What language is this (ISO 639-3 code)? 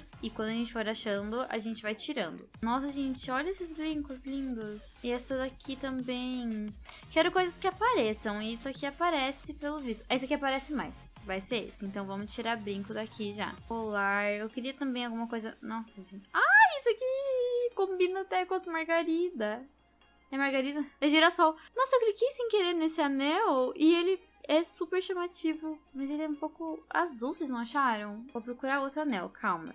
por